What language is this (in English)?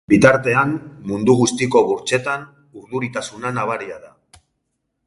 Basque